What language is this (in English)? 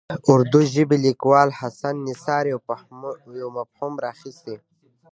Pashto